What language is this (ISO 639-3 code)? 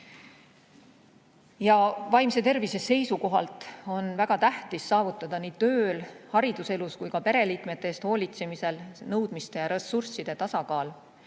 est